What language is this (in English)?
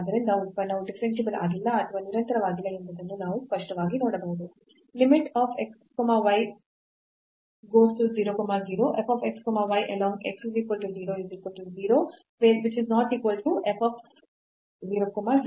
Kannada